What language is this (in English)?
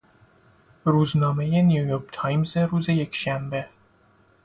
Persian